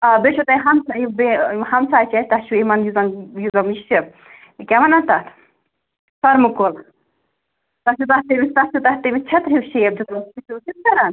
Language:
Kashmiri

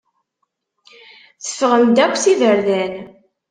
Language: Kabyle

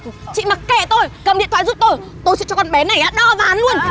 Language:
Vietnamese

